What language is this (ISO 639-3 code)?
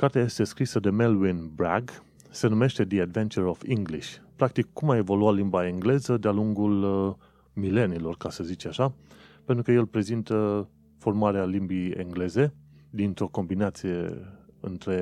ron